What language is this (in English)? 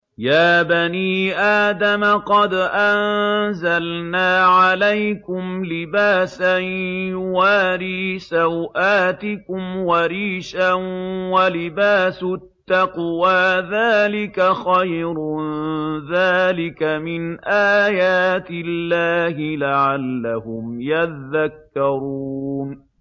Arabic